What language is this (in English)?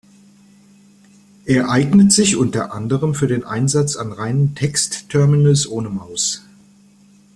German